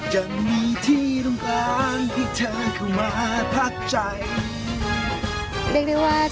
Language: Thai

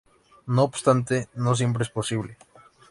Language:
Spanish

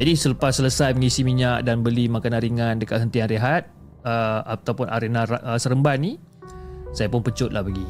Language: Malay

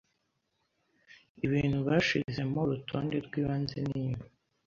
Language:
Kinyarwanda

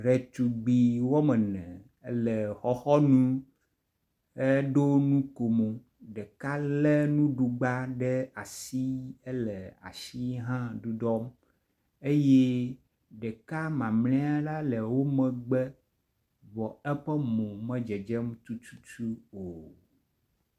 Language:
Ewe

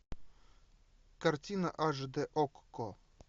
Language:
Russian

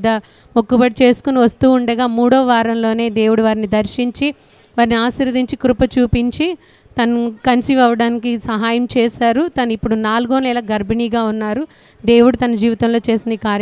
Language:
Telugu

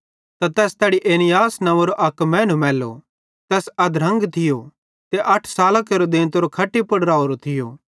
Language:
Bhadrawahi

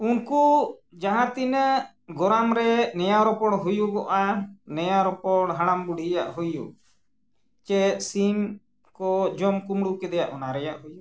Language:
Santali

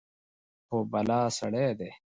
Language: Pashto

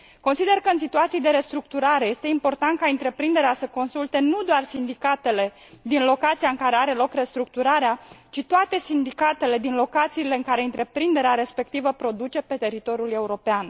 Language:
Romanian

